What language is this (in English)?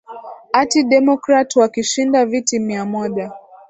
Swahili